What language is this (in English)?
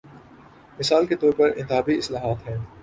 Urdu